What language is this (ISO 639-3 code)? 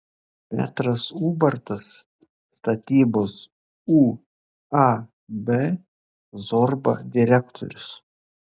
lit